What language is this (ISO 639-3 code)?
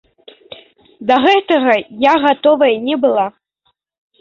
bel